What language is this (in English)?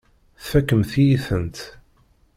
Kabyle